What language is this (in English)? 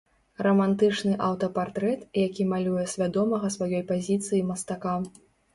Belarusian